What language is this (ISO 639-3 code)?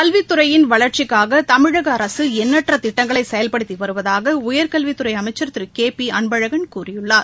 tam